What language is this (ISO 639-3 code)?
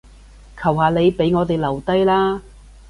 yue